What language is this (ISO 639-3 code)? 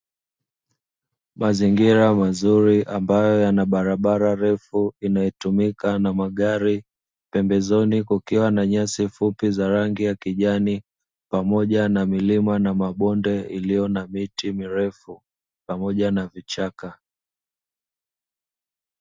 swa